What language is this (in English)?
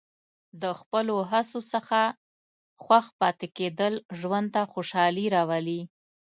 Pashto